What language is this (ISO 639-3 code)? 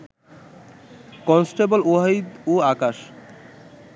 ben